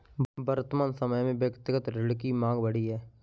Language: Hindi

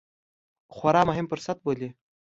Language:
Pashto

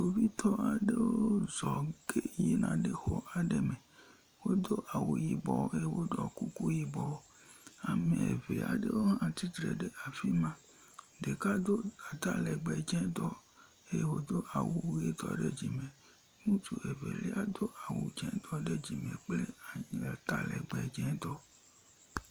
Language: Ewe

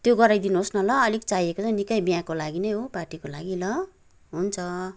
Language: Nepali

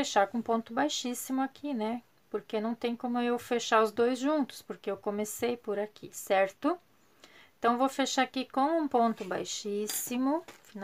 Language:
Portuguese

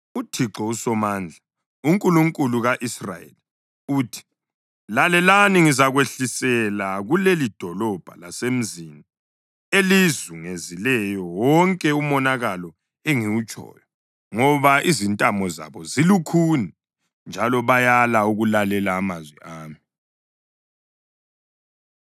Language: North Ndebele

